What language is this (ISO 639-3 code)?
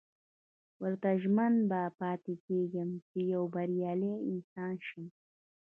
pus